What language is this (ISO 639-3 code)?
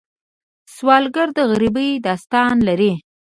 pus